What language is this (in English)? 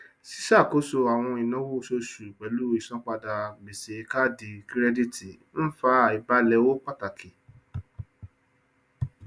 Yoruba